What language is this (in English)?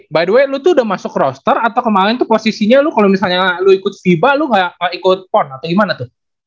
Indonesian